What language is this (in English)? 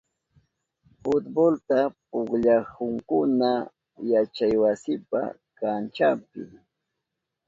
Southern Pastaza Quechua